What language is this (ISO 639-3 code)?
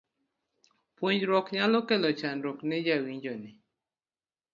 luo